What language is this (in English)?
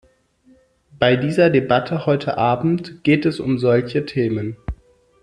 German